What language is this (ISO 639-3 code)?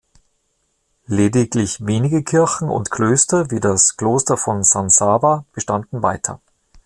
deu